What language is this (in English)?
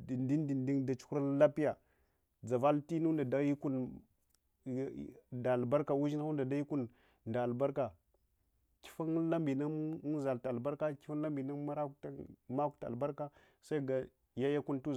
Hwana